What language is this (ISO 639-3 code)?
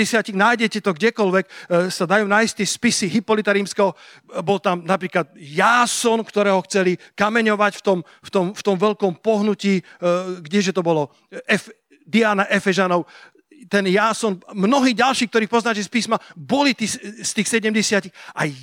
slk